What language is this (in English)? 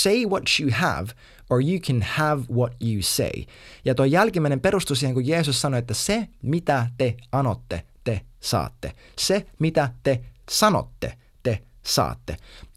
Finnish